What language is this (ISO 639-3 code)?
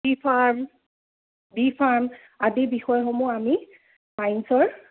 asm